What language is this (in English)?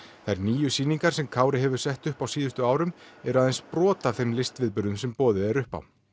Icelandic